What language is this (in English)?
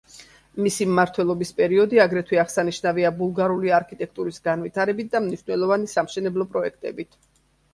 Georgian